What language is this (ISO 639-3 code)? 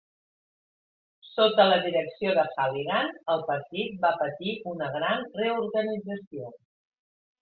cat